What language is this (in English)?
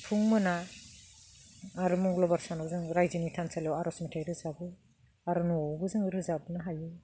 Bodo